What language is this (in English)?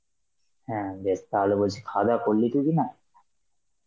Bangla